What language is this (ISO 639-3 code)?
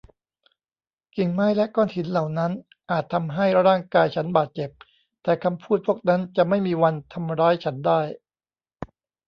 tha